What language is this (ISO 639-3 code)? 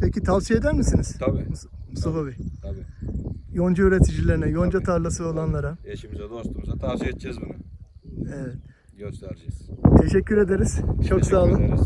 tur